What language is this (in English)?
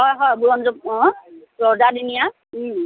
Assamese